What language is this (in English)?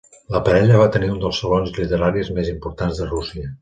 Catalan